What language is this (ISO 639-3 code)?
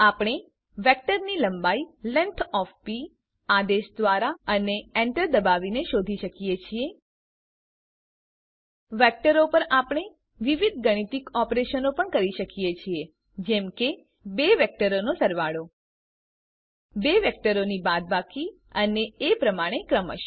guj